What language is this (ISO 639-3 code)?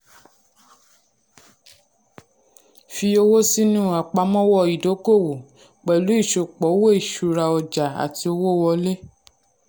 yor